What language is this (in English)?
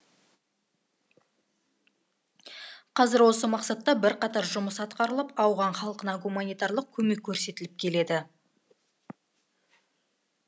Kazakh